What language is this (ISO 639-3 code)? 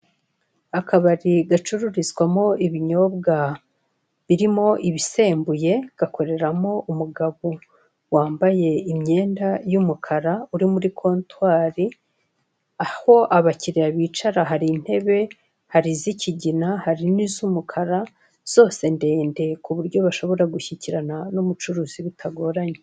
kin